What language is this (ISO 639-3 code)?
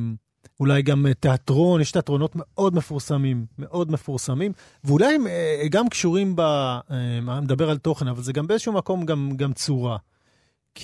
heb